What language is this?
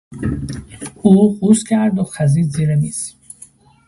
Persian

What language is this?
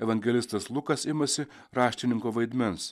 Lithuanian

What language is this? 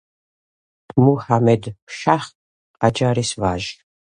Georgian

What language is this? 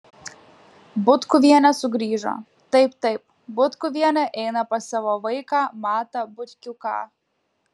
Lithuanian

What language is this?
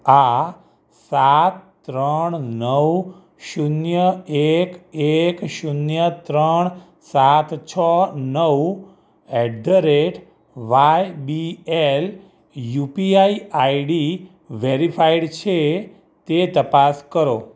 Gujarati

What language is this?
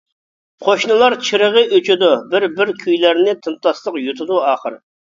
Uyghur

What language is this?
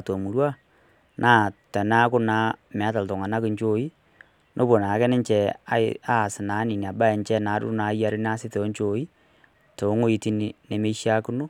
Masai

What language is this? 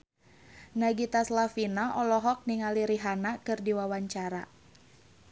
Sundanese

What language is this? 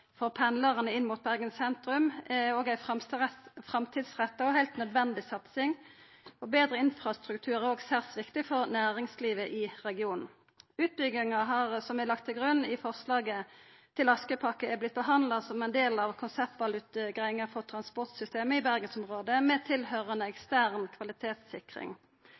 Norwegian Nynorsk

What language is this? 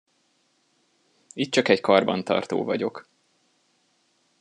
Hungarian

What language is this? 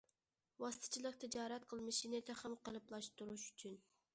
Uyghur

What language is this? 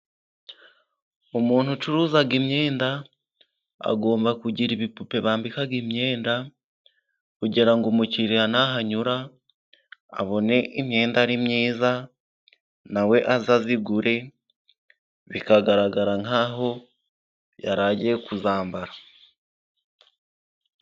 Kinyarwanda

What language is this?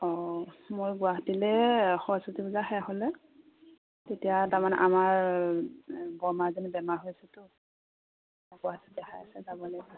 Assamese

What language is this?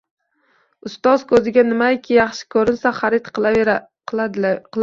Uzbek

